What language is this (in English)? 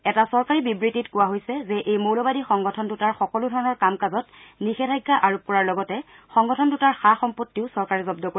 Assamese